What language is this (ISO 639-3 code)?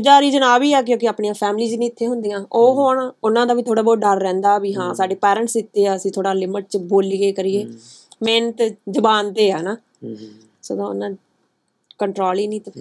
pan